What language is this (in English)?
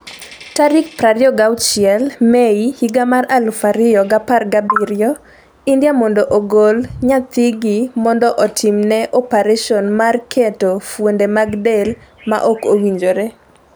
Luo (Kenya and Tanzania)